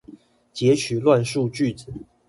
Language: Chinese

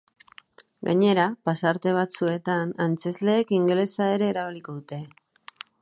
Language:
Basque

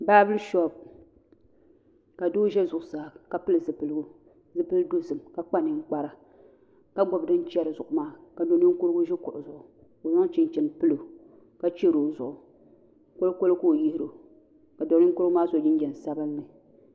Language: Dagbani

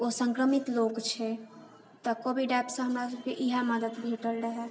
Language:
Maithili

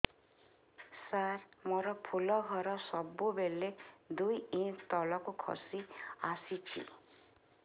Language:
Odia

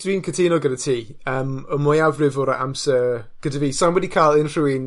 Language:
Welsh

